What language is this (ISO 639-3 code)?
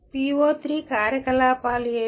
tel